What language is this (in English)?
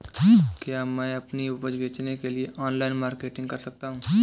Hindi